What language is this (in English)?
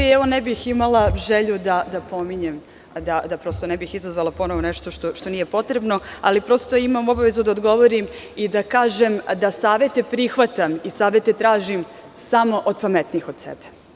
Serbian